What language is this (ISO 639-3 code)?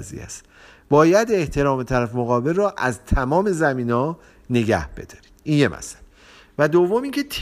fas